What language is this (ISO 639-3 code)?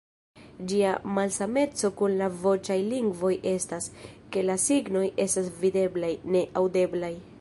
epo